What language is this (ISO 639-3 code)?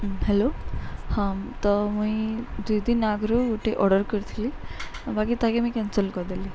ori